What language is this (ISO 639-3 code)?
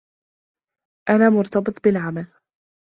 ara